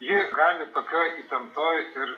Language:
Lithuanian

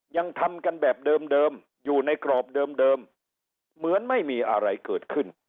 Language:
Thai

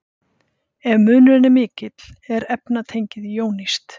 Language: Icelandic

